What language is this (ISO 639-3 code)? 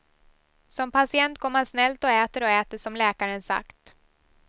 swe